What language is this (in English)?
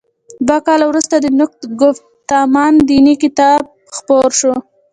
Pashto